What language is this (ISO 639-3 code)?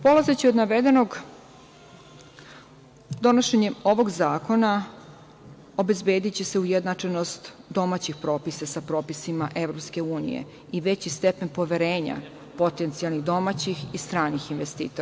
srp